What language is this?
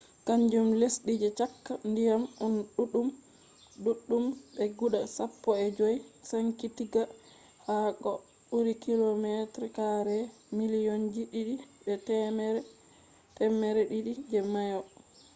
Fula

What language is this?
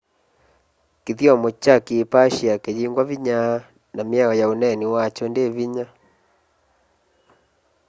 Kamba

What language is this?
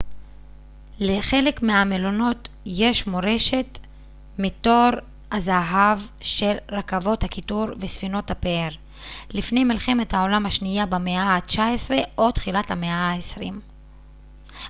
Hebrew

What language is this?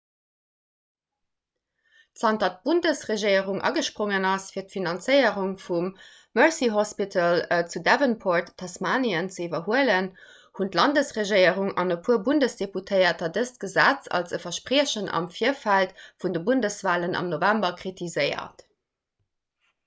Luxembourgish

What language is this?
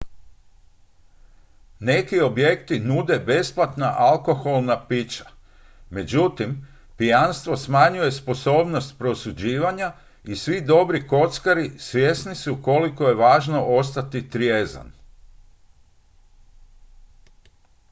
Croatian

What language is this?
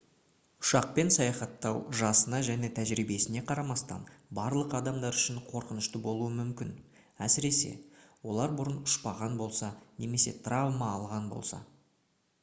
Kazakh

